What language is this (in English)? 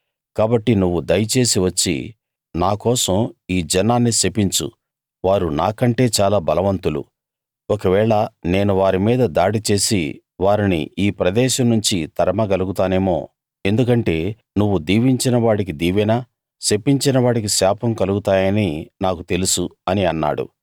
Telugu